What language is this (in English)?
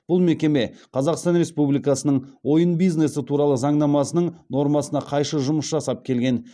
Kazakh